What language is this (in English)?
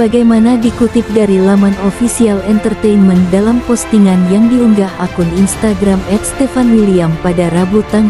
Indonesian